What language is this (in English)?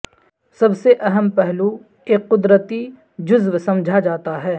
Urdu